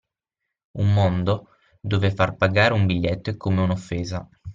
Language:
Italian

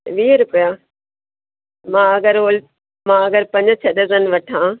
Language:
Sindhi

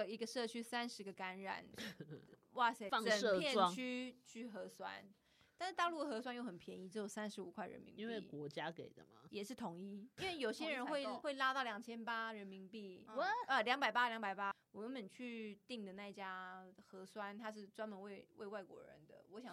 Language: Chinese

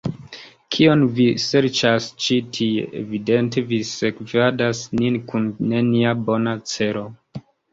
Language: Esperanto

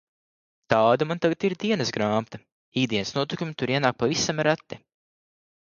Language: Latvian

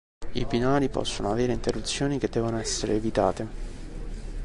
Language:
Italian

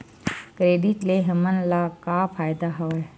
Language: Chhattisgarhi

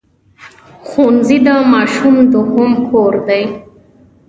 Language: Pashto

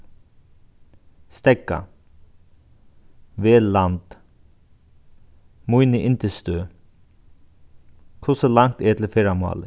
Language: Faroese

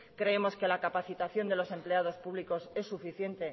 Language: Spanish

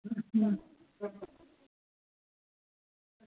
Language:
Dogri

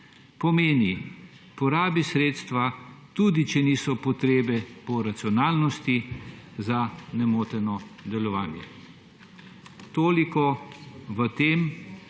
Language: Slovenian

